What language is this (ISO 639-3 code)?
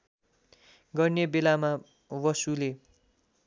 nep